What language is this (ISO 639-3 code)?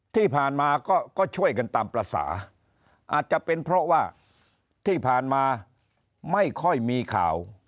tha